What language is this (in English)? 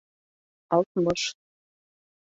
Bashkir